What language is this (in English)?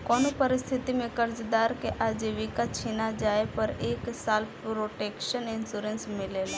Bhojpuri